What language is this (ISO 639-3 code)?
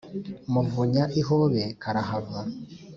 kin